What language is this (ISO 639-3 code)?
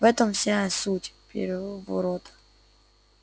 rus